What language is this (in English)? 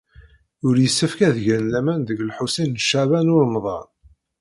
Kabyle